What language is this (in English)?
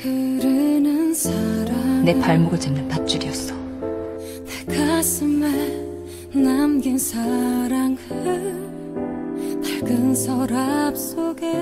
Korean